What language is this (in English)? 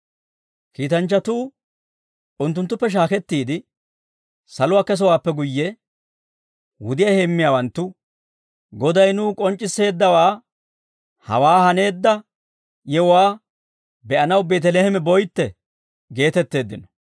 Dawro